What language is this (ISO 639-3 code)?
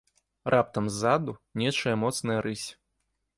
bel